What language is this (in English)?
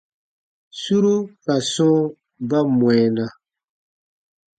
Baatonum